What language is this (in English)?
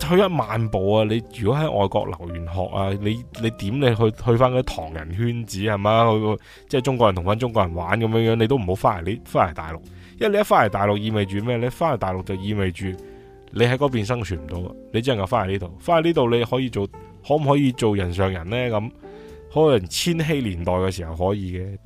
Chinese